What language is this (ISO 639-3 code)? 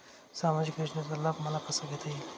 mar